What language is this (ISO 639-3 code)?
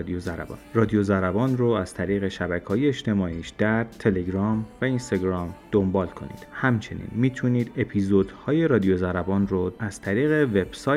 fas